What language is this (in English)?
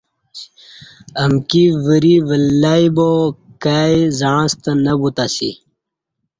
Kati